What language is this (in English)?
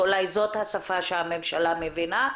Hebrew